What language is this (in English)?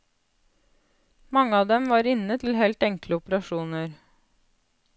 Norwegian